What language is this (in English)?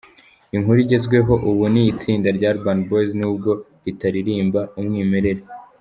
Kinyarwanda